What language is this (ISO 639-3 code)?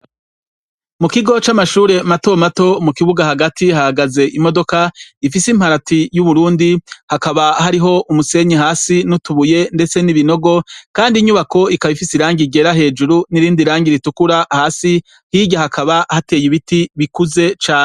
run